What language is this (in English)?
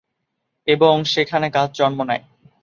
Bangla